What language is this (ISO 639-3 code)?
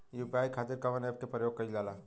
bho